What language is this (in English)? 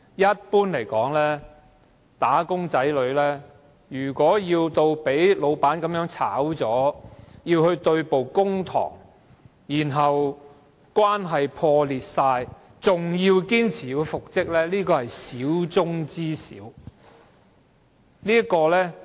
Cantonese